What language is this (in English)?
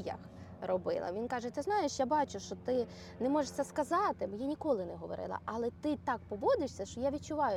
Ukrainian